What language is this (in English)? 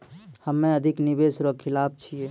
Maithili